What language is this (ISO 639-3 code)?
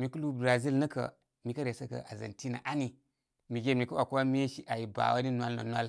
kmy